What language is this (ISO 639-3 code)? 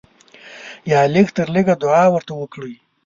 pus